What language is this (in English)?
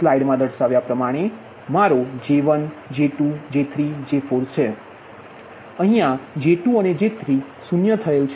Gujarati